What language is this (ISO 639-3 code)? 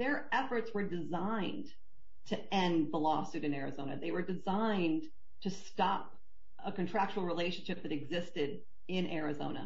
eng